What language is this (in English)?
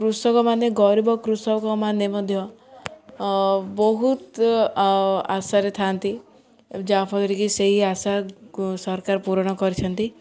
Odia